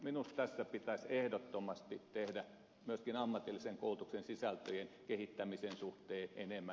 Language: Finnish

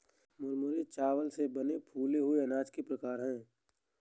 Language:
Hindi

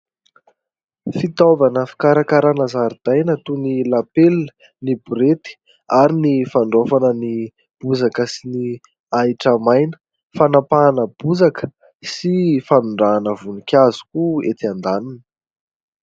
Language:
Malagasy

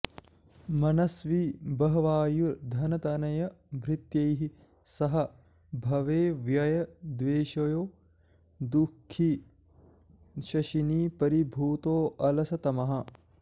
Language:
Sanskrit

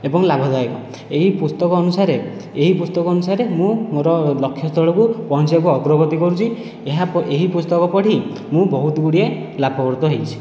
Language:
Odia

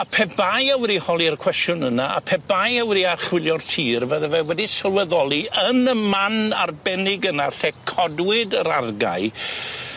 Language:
Welsh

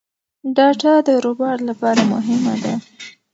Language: Pashto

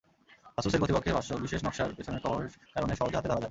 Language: Bangla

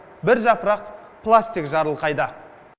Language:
Kazakh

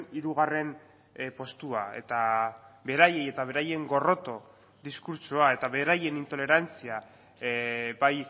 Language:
Basque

